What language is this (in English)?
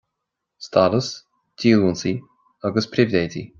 Irish